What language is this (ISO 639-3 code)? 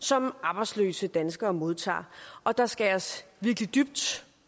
dan